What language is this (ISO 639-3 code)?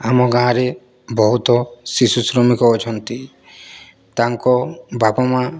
ori